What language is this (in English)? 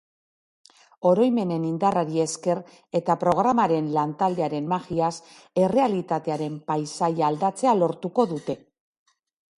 Basque